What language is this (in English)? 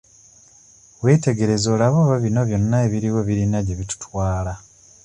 Ganda